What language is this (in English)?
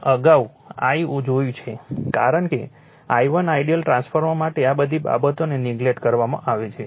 Gujarati